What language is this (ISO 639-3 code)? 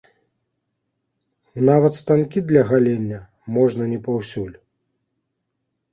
bel